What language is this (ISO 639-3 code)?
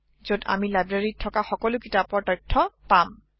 asm